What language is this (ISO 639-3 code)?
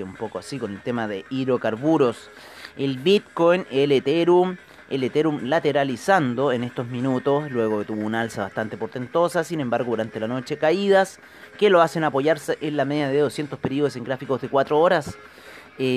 spa